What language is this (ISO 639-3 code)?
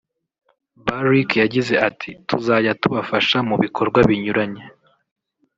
kin